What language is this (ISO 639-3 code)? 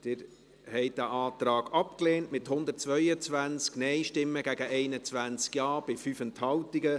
gsw